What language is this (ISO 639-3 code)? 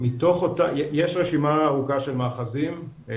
heb